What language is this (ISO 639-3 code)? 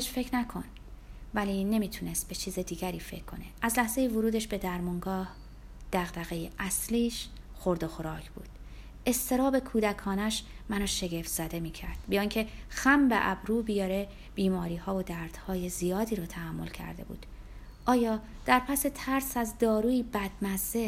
fas